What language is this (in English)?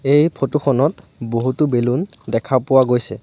Assamese